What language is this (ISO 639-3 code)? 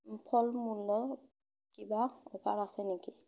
asm